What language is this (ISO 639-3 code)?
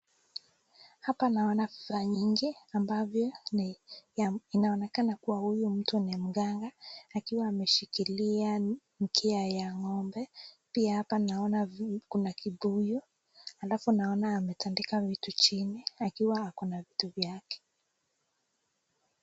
swa